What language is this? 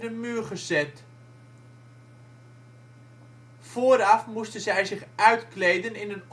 Dutch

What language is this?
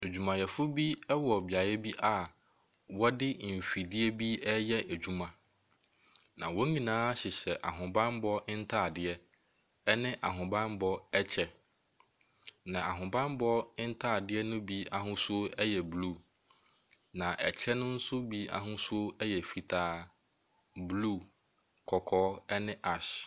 Akan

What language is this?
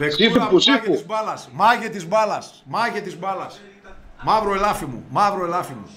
Greek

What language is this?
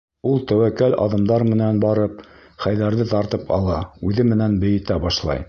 Bashkir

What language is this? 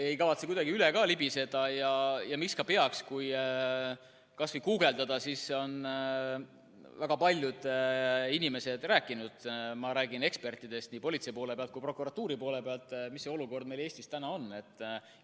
Estonian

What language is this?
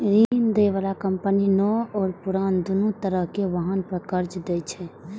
Maithili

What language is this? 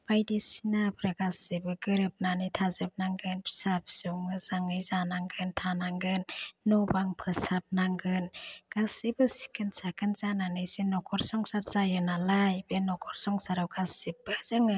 Bodo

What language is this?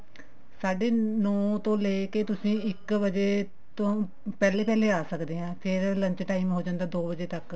Punjabi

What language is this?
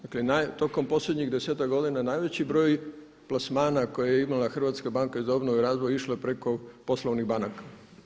Croatian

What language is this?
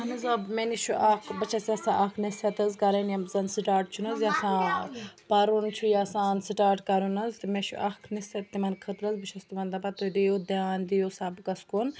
Kashmiri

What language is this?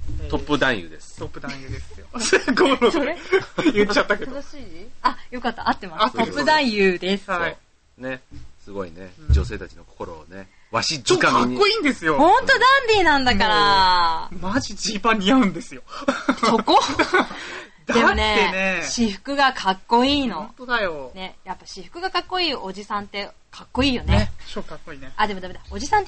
Japanese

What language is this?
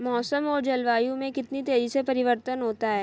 Hindi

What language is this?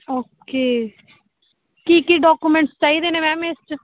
Punjabi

